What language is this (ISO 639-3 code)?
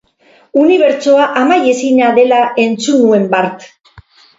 eus